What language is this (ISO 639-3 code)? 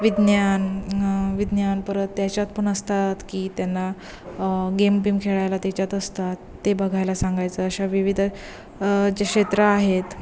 mar